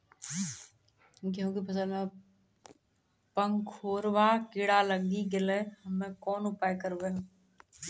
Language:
Maithili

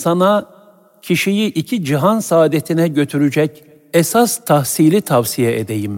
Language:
Turkish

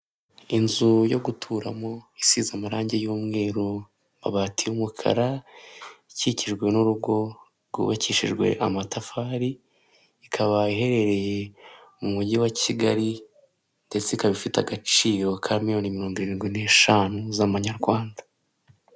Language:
Kinyarwanda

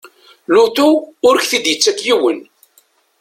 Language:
Kabyle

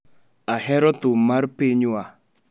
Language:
Luo (Kenya and Tanzania)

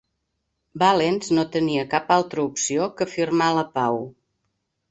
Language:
Catalan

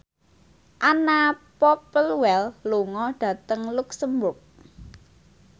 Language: Javanese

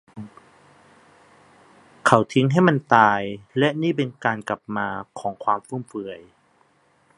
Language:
Thai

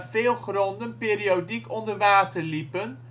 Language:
Dutch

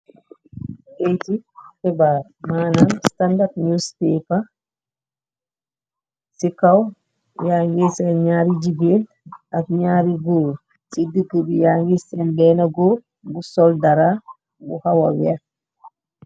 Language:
Wolof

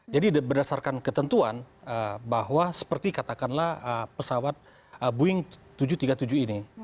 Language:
Indonesian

